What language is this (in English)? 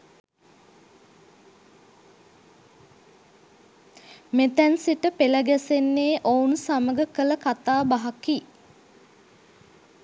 Sinhala